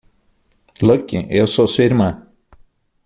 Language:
Portuguese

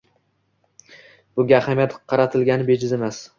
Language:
Uzbek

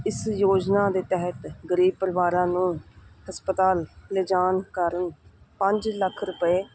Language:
Punjabi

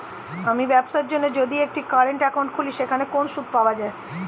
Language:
Bangla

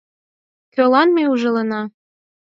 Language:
Mari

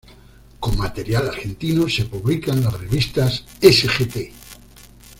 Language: Spanish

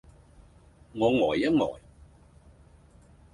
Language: Cantonese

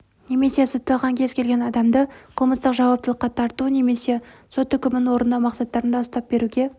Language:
Kazakh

